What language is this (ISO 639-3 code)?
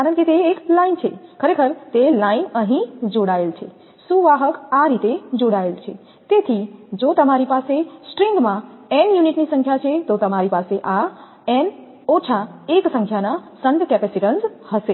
guj